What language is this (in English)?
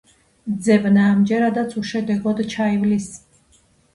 Georgian